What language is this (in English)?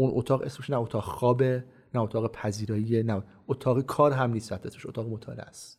Persian